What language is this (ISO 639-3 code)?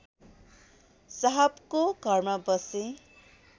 nep